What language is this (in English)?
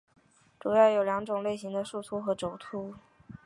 Chinese